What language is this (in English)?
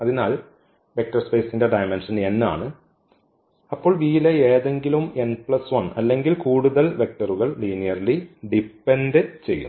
Malayalam